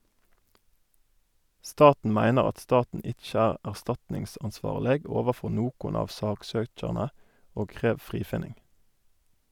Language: Norwegian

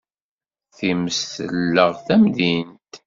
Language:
Kabyle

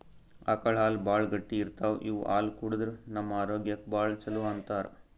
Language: Kannada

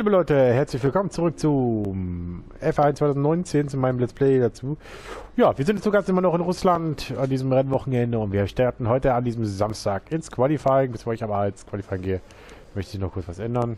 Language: German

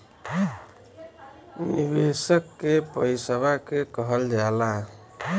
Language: Bhojpuri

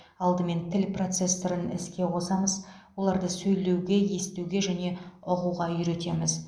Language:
Kazakh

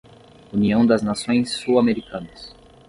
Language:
Portuguese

